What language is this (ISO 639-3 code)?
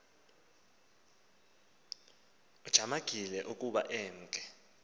xho